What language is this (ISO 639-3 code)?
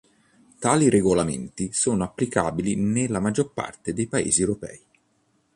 ita